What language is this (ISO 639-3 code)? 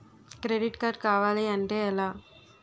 tel